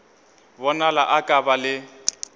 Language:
Northern Sotho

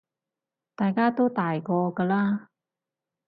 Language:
Cantonese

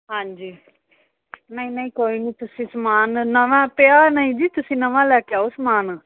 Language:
Punjabi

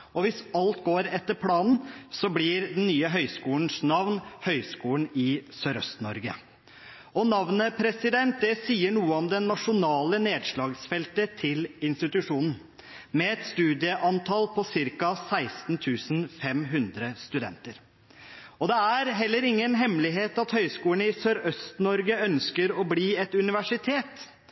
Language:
Norwegian Bokmål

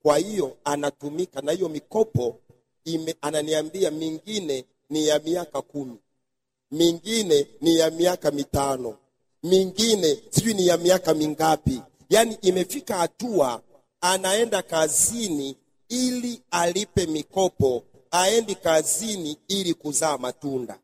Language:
Swahili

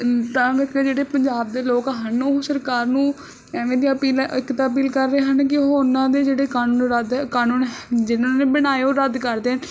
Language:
Punjabi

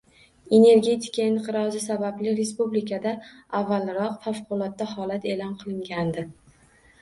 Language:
Uzbek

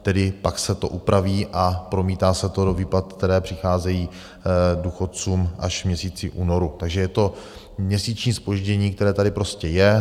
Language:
Czech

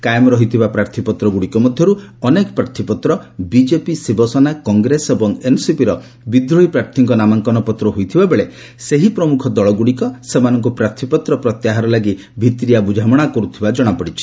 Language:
Odia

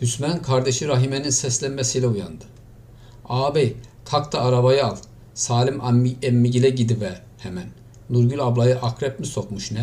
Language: Turkish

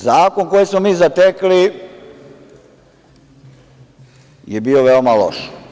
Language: Serbian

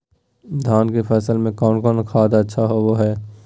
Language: Magahi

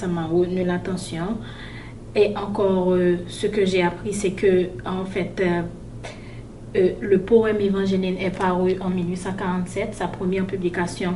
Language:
French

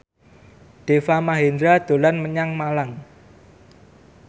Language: Javanese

